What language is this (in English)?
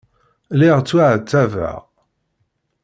Kabyle